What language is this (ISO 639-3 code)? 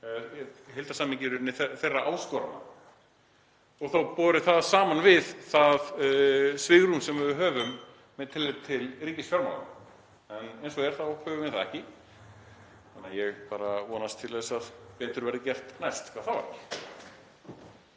isl